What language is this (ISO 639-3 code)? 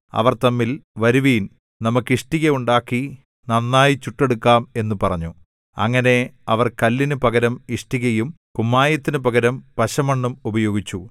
mal